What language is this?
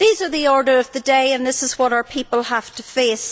English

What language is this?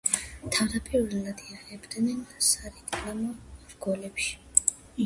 Georgian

